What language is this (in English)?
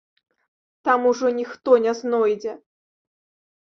Belarusian